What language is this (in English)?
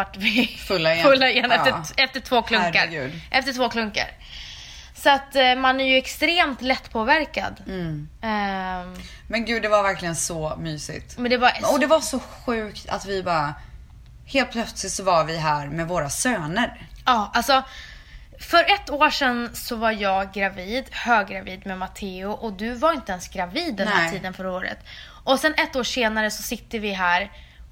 Swedish